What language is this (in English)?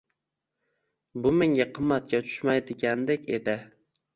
Uzbek